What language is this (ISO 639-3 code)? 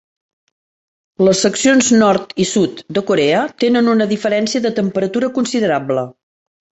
cat